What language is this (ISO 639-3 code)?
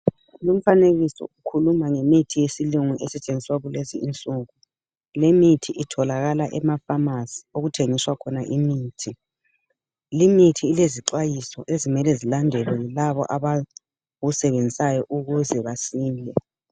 nde